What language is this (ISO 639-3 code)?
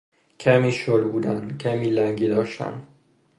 fas